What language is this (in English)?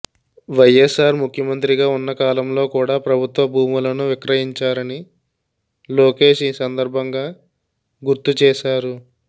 Telugu